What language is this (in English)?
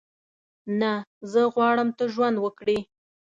Pashto